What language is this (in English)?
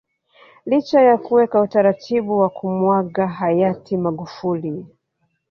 Swahili